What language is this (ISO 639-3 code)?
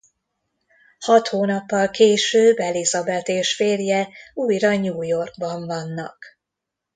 hun